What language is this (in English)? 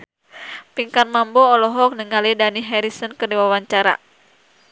Sundanese